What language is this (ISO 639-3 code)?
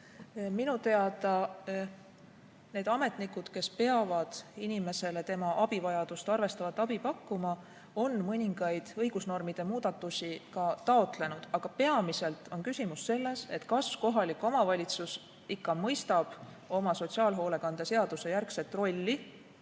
est